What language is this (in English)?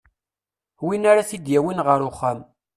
Kabyle